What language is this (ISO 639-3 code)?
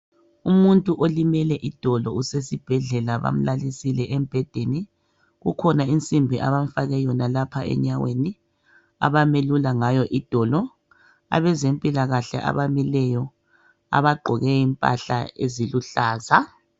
nde